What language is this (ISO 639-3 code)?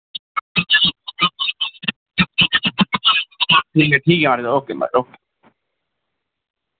doi